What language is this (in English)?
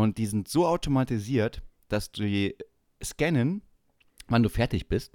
German